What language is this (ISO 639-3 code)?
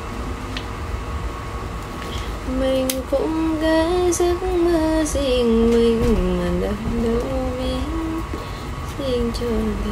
vie